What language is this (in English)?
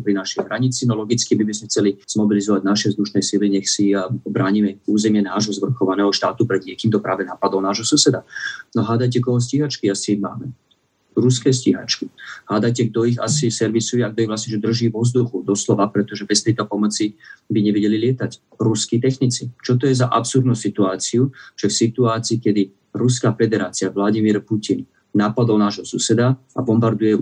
Slovak